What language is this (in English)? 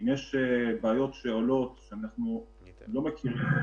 Hebrew